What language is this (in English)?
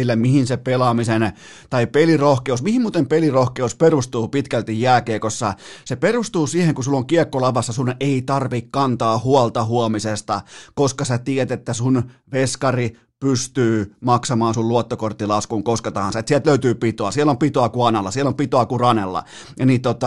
Finnish